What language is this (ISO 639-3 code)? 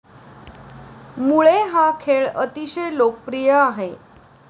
mar